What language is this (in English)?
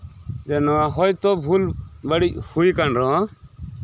Santali